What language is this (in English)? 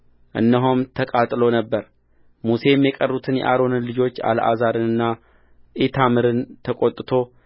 Amharic